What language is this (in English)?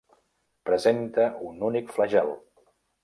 Catalan